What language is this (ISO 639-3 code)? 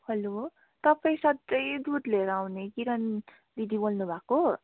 nep